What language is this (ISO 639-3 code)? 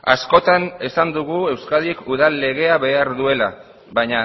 eus